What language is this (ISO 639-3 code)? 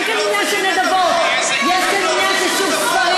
heb